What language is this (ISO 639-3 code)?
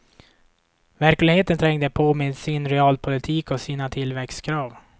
swe